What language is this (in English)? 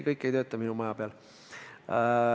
Estonian